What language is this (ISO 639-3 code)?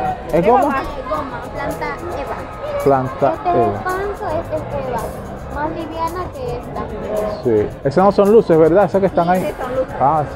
spa